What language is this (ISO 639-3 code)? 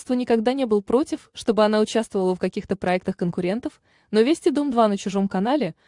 rus